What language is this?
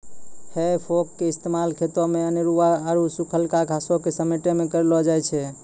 Maithili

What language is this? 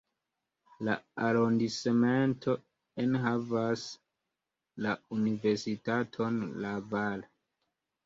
Esperanto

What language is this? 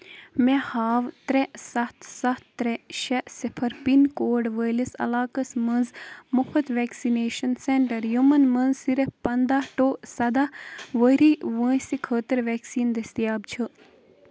Kashmiri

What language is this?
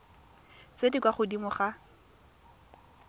Tswana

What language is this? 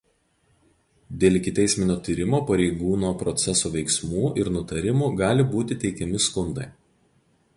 Lithuanian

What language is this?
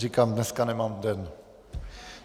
Czech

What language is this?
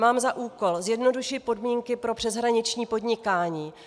Czech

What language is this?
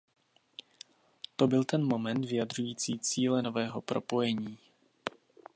Czech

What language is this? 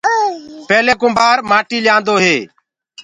Gurgula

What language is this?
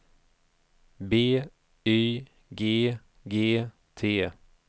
Swedish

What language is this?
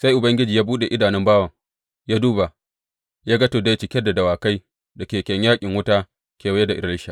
Hausa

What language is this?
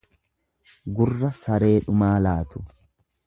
Oromo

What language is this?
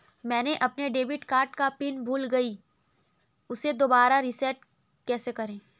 Hindi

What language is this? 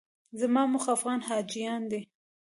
Pashto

